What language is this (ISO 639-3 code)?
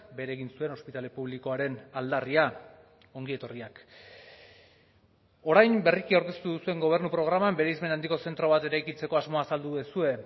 eus